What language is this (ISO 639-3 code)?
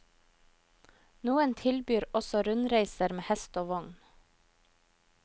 nor